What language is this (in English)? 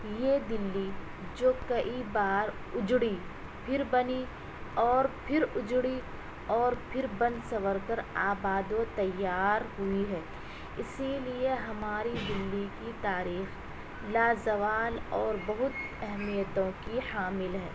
Urdu